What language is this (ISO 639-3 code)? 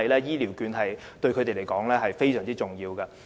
yue